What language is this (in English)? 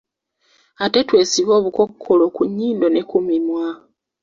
Ganda